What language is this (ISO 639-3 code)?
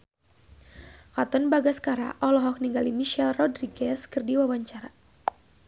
sun